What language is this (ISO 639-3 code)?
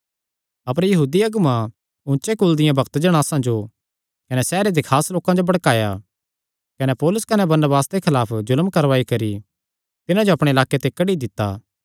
xnr